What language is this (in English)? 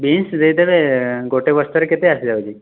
Odia